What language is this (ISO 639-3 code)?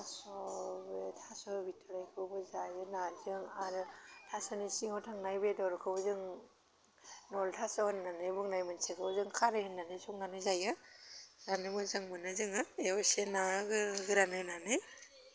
brx